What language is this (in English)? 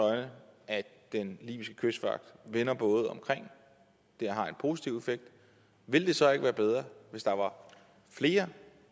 Danish